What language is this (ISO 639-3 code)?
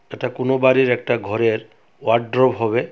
ben